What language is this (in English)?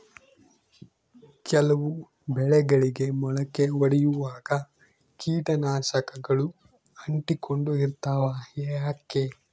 Kannada